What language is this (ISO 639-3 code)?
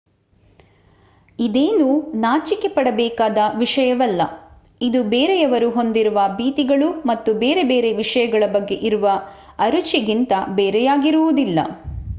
kan